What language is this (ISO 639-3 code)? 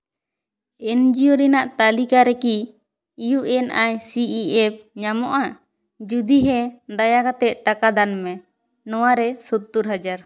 sat